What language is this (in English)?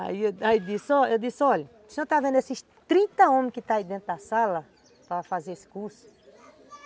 Portuguese